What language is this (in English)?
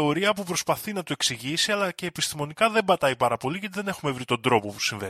Greek